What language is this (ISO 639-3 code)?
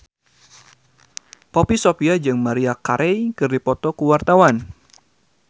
sun